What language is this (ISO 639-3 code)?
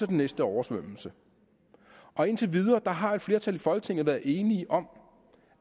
dan